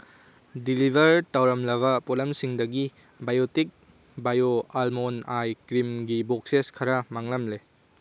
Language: Manipuri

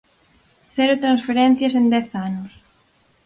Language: Galician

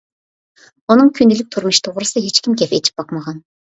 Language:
Uyghur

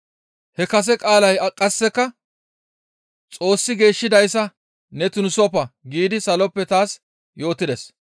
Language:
Gamo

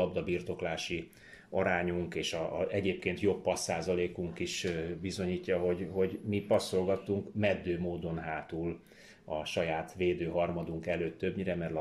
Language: Hungarian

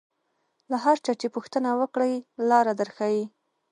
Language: Pashto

